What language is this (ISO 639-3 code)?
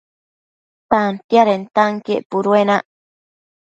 mcf